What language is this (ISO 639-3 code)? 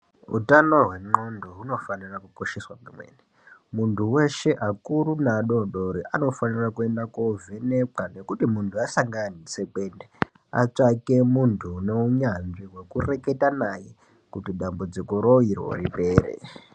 ndc